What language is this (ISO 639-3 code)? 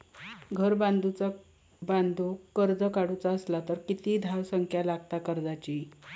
mar